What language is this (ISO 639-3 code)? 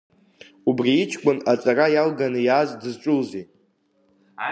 abk